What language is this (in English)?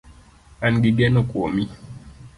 Luo (Kenya and Tanzania)